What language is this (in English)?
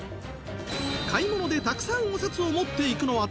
Japanese